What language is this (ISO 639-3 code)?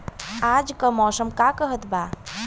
bho